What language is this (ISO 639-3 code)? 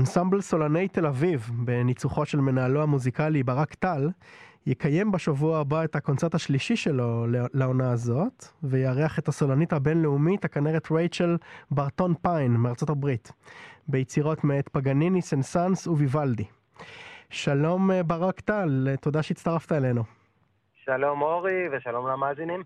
heb